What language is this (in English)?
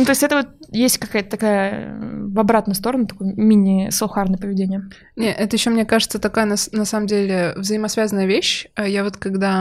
Russian